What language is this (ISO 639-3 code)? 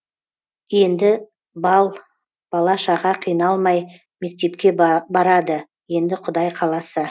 kaz